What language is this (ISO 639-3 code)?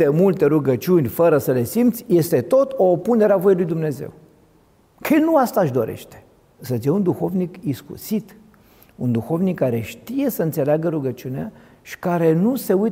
ron